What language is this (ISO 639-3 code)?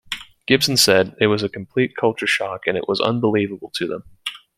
eng